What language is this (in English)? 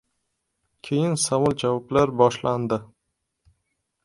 Uzbek